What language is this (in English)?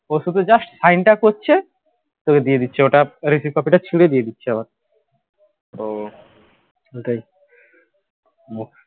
Bangla